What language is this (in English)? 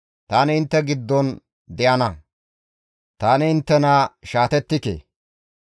Gamo